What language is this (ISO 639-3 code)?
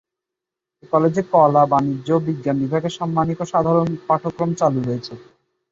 ben